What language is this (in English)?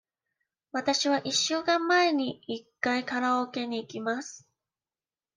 Japanese